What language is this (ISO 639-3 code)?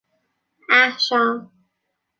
fas